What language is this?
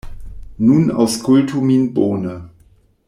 Esperanto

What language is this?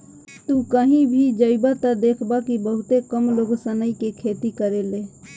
Bhojpuri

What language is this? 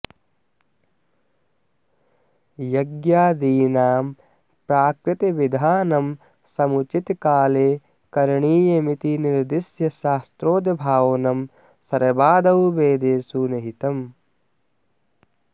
Sanskrit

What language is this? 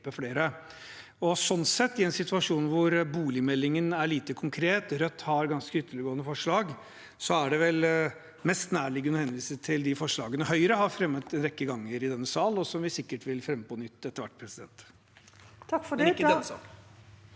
Norwegian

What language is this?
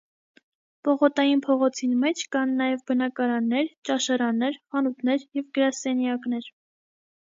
Armenian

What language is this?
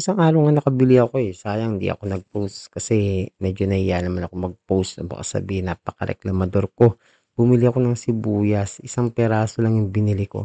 Filipino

